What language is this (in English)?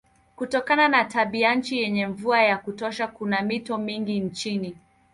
Swahili